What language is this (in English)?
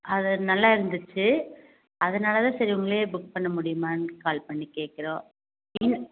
Tamil